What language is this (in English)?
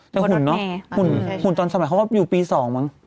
Thai